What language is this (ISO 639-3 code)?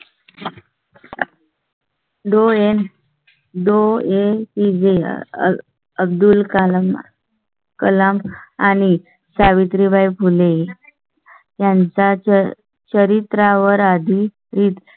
mar